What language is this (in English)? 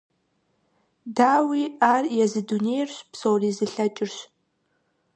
Kabardian